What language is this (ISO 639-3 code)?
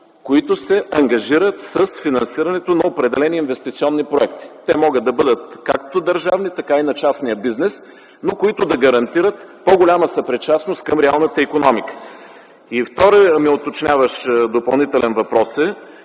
bul